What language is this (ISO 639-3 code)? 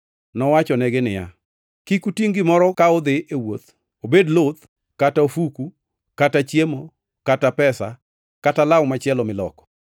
luo